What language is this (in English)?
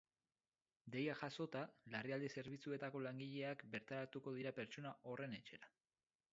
Basque